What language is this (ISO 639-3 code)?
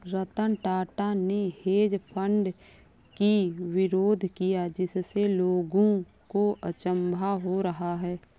hin